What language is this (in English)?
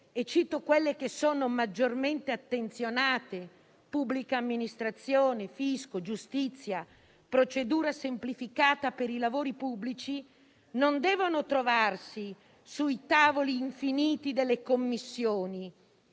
Italian